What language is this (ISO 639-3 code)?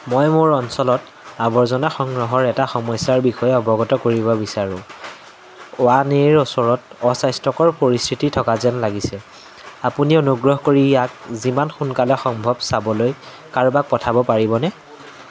asm